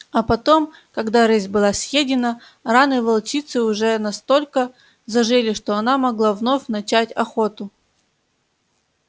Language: Russian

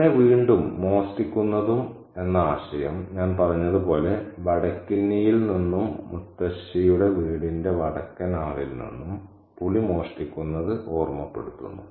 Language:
Malayalam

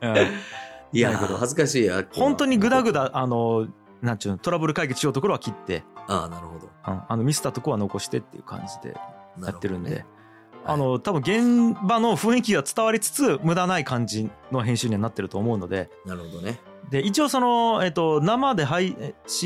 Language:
Japanese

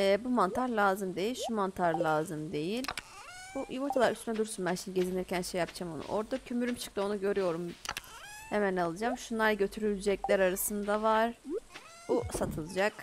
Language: Turkish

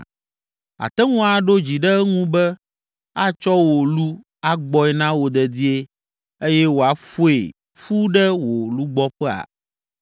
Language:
Ewe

